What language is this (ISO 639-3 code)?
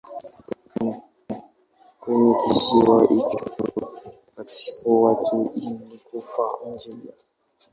swa